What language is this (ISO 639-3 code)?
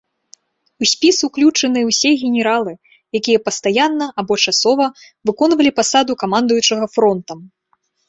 bel